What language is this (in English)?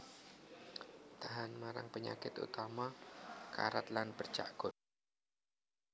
Javanese